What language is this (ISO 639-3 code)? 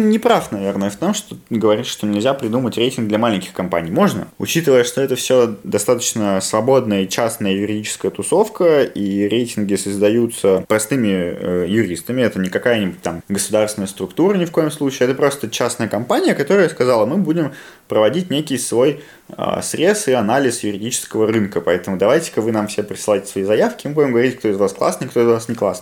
rus